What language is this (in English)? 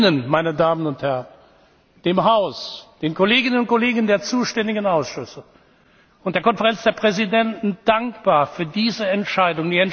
German